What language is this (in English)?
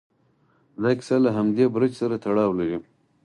Pashto